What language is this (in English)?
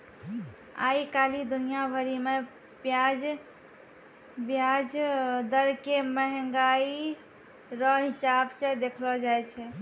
Maithili